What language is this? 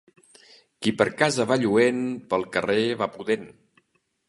Catalan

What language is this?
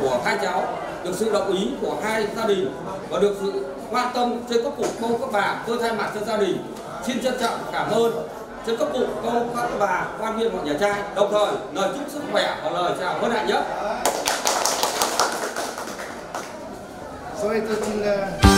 Vietnamese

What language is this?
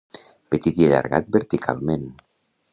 Catalan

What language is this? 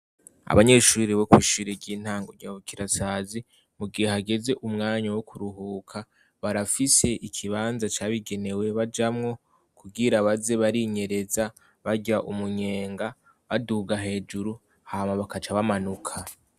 Rundi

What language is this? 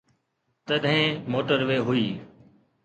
Sindhi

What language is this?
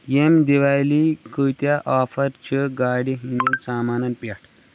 Kashmiri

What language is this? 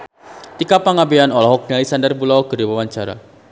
Sundanese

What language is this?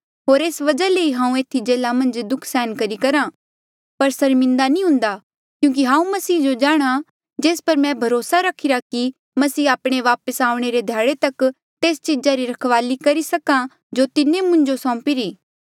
Mandeali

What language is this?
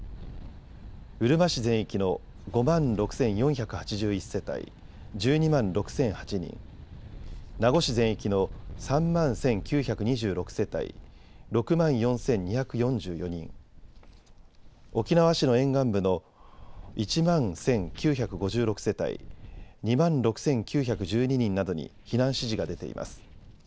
Japanese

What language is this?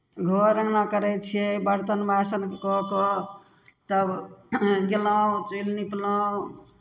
Maithili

